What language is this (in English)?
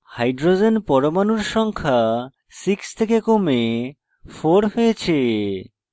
Bangla